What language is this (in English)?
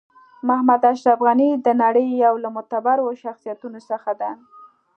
Pashto